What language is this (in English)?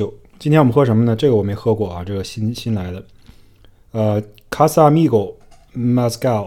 Chinese